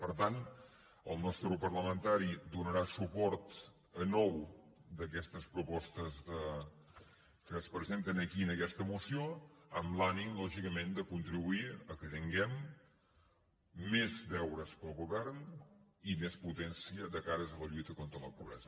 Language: Catalan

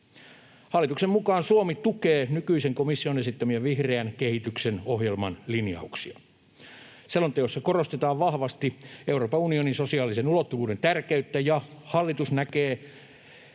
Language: Finnish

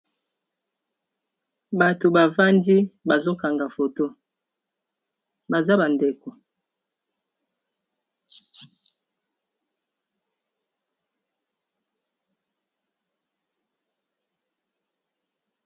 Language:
Lingala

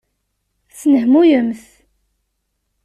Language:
Kabyle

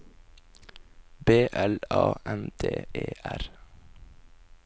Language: Norwegian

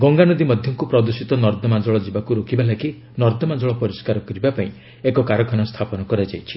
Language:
Odia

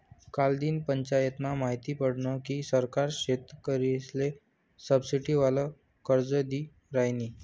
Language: Marathi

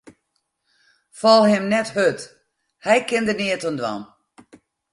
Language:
Western Frisian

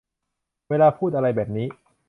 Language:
Thai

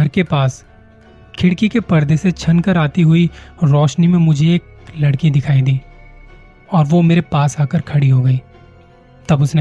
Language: Hindi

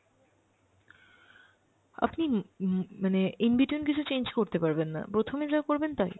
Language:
Bangla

